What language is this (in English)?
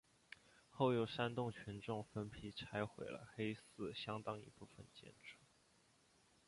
Chinese